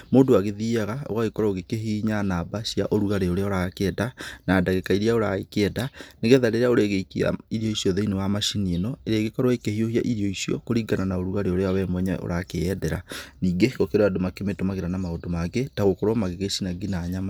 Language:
Kikuyu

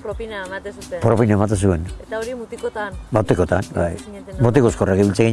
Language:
Basque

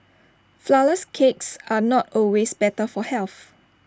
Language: English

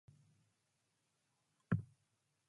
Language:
Matsés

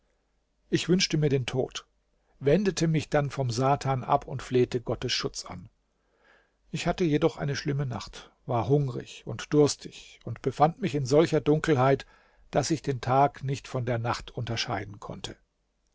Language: German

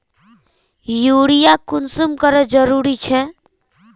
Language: Magahi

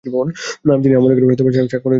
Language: Bangla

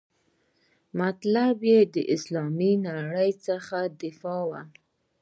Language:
Pashto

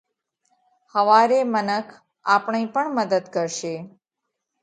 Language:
Parkari Koli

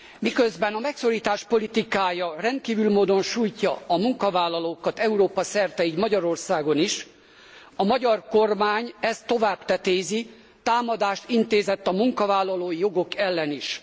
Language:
Hungarian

